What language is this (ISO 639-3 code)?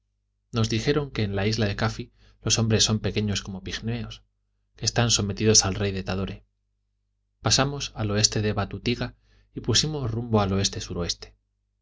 spa